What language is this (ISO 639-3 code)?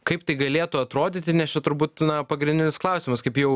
lit